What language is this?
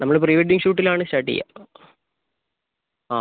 Malayalam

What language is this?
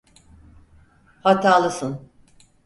Turkish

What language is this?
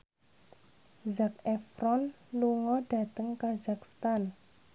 Javanese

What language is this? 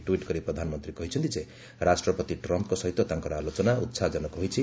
Odia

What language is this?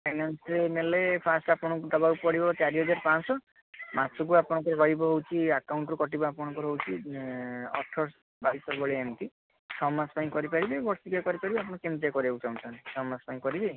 Odia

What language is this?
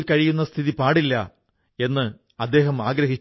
Malayalam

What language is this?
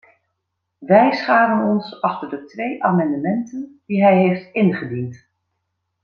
Dutch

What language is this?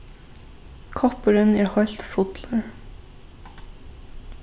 Faroese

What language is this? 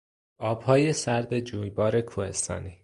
Persian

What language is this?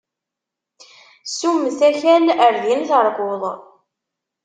Kabyle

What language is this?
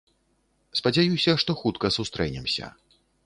Belarusian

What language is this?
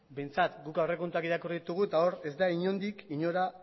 Basque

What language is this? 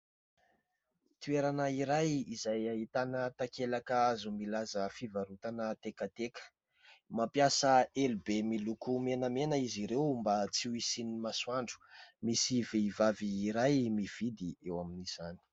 Malagasy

